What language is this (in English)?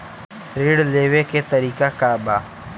Bhojpuri